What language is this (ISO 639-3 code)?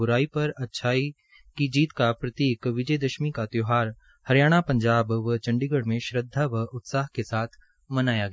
hin